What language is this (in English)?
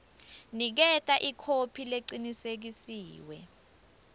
Swati